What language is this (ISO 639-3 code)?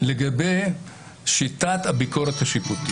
heb